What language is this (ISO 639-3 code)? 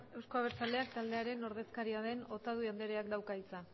eus